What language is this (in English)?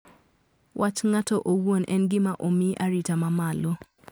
Luo (Kenya and Tanzania)